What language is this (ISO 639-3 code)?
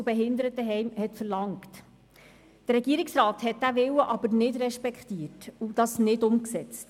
gsw